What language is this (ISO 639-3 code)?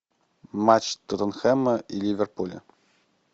rus